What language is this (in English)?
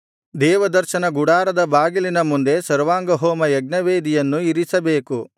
Kannada